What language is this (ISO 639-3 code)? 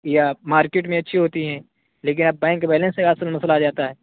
urd